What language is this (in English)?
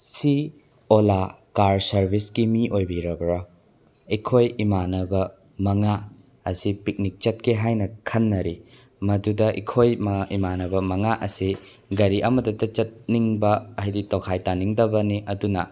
Manipuri